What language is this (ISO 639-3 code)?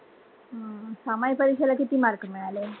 mar